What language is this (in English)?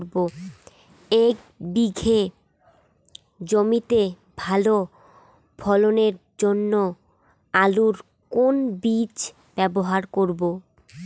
Bangla